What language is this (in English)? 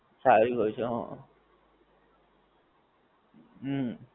Gujarati